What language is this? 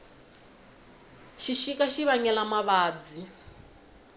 Tsonga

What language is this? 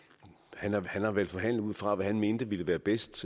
Danish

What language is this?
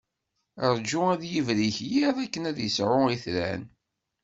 Kabyle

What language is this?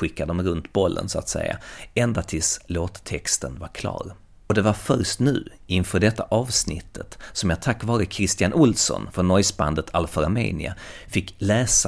Swedish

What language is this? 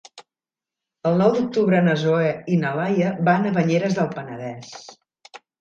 Catalan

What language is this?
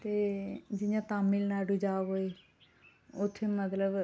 Dogri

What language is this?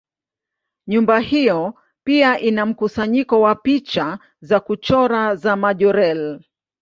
Swahili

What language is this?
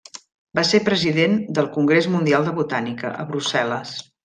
Catalan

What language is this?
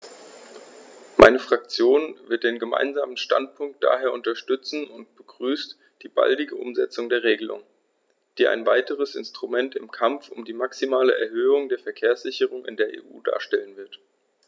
German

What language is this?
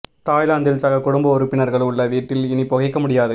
Tamil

